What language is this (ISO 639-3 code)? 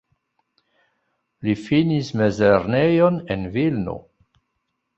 epo